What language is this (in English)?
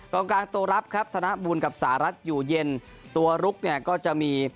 Thai